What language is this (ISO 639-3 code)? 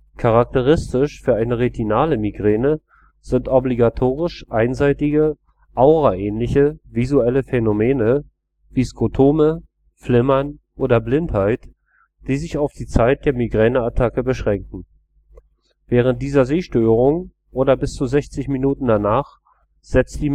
deu